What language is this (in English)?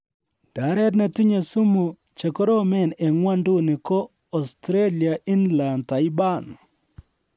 Kalenjin